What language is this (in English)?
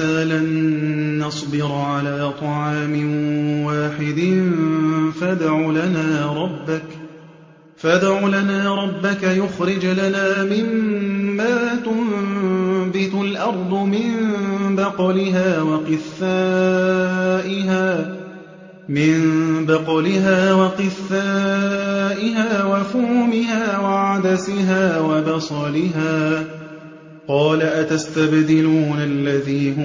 Arabic